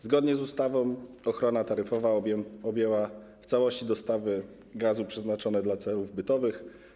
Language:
Polish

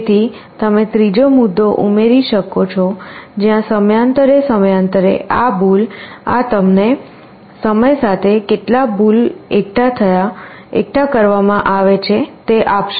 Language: Gujarati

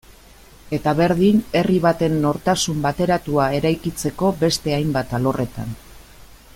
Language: Basque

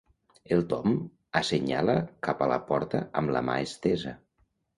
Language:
Catalan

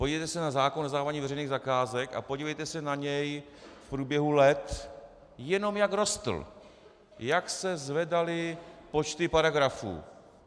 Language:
Czech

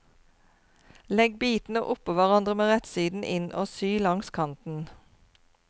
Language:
Norwegian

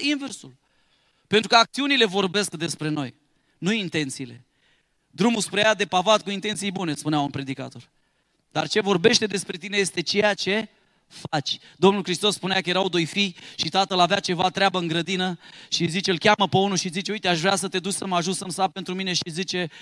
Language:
Romanian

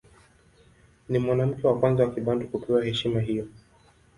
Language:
Swahili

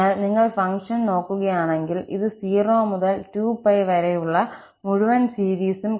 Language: Malayalam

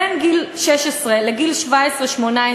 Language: Hebrew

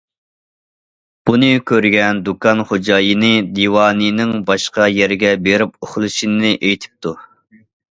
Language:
Uyghur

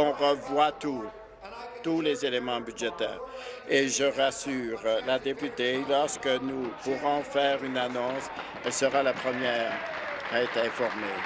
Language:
French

